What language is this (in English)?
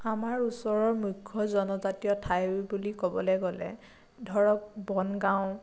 Assamese